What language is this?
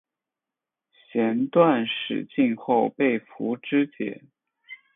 Chinese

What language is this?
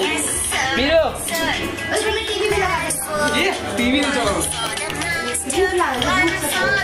Hindi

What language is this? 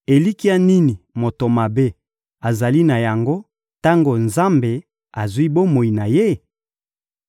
Lingala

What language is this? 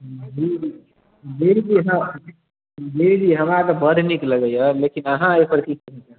Maithili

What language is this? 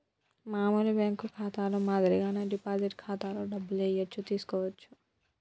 Telugu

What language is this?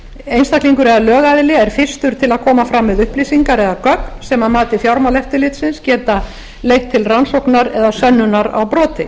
Icelandic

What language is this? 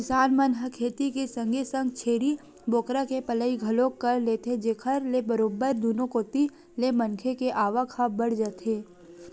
Chhattisgarhi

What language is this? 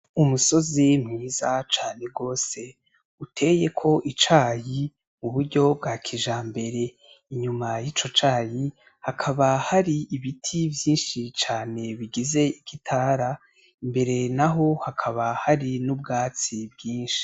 Rundi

